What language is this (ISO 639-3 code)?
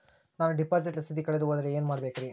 kan